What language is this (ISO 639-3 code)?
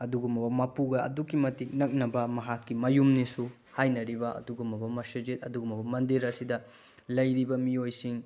mni